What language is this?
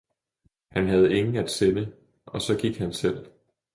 Danish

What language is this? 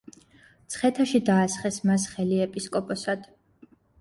Georgian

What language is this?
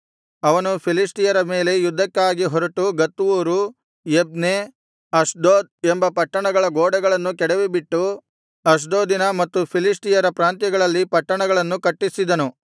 Kannada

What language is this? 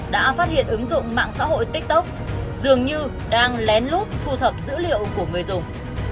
Vietnamese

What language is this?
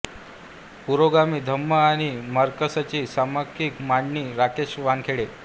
Marathi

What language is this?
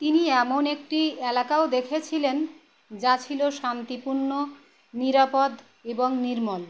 Bangla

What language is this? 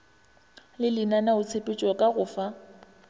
Northern Sotho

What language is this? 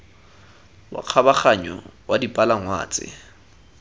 Tswana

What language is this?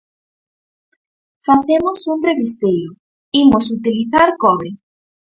Galician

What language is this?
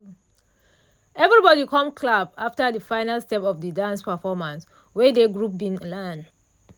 Nigerian Pidgin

